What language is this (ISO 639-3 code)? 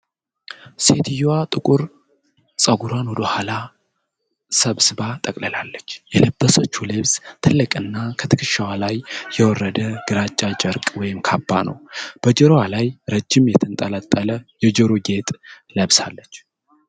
amh